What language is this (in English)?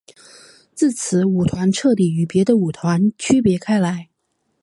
Chinese